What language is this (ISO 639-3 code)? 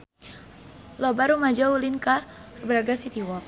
sun